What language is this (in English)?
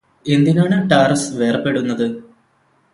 Malayalam